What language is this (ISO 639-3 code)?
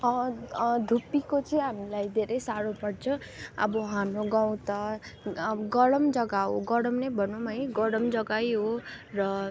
nep